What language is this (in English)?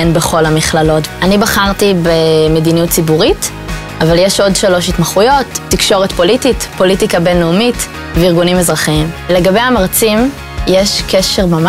Hebrew